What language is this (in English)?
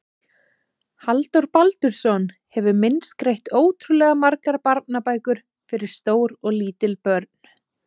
Icelandic